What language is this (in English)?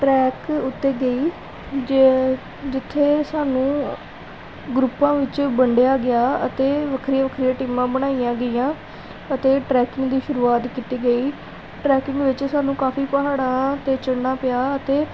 Punjabi